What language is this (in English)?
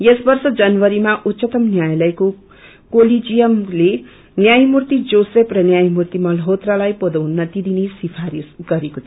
Nepali